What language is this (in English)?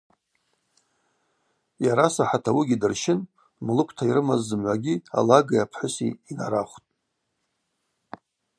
Abaza